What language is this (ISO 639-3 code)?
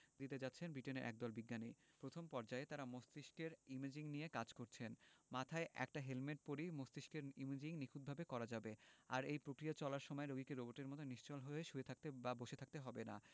ben